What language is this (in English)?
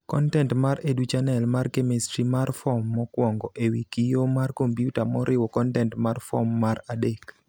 Luo (Kenya and Tanzania)